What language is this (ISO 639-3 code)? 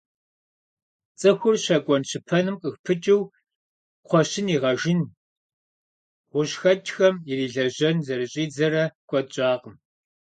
kbd